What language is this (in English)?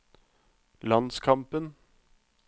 Norwegian